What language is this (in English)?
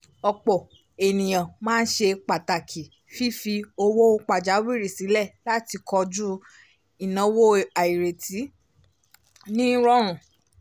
Yoruba